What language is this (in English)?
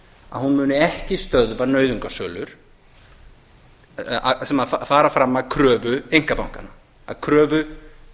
Icelandic